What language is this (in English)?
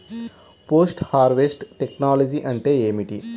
Telugu